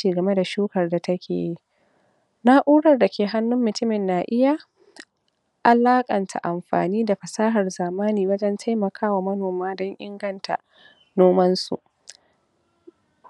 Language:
Hausa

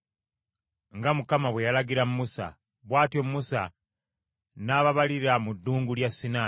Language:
Ganda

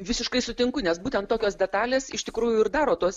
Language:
Lithuanian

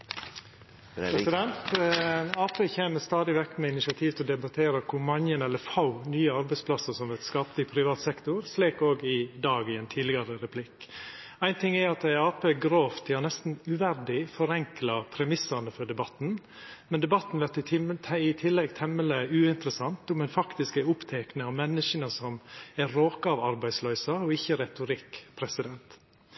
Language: Norwegian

